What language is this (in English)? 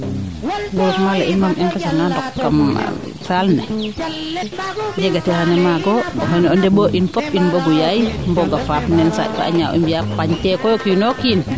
Serer